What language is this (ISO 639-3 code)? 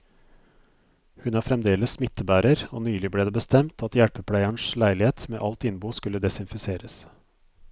nor